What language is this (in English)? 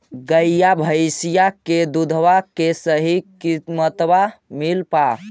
Magahi